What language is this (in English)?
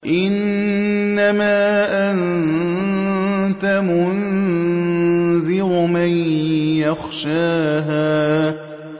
Arabic